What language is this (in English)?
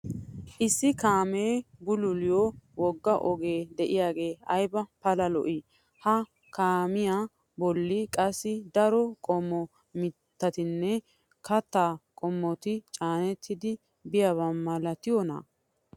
Wolaytta